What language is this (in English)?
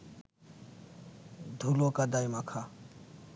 Bangla